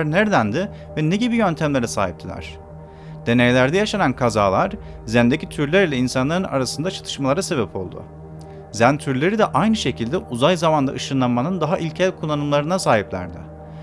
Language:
Turkish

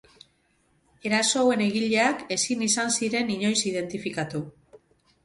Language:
Basque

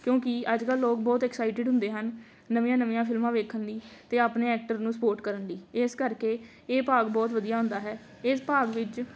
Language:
Punjabi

